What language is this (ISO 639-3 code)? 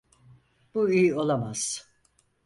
tur